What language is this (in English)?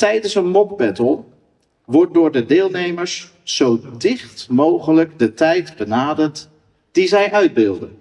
Dutch